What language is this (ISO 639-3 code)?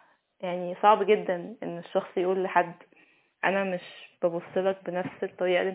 ara